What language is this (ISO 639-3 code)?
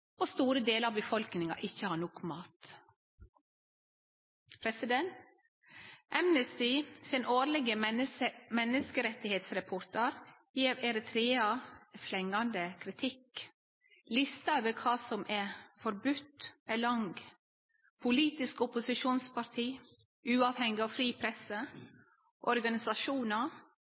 nno